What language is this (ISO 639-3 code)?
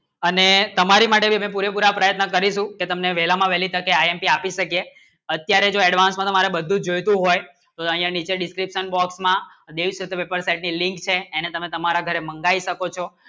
guj